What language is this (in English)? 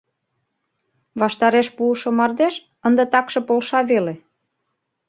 Mari